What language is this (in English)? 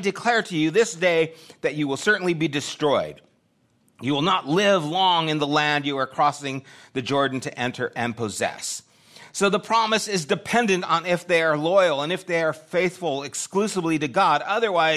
English